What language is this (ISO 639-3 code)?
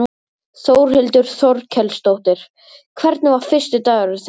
isl